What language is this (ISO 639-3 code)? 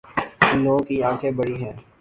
urd